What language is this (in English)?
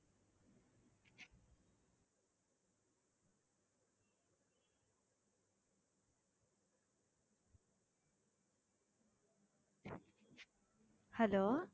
Tamil